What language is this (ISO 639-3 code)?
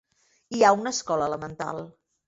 cat